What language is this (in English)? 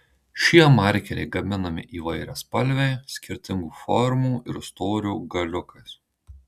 Lithuanian